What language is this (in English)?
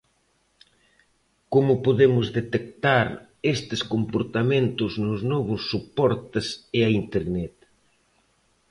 Galician